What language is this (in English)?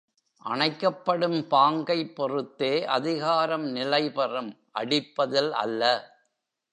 Tamil